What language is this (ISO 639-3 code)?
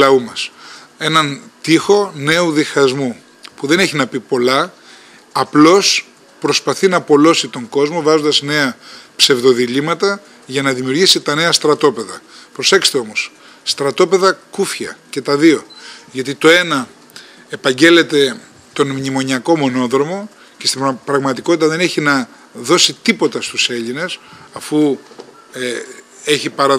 ell